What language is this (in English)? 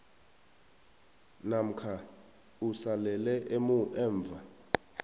South Ndebele